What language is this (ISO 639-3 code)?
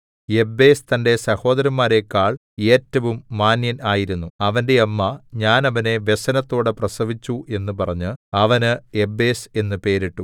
mal